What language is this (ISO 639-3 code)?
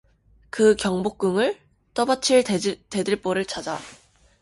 kor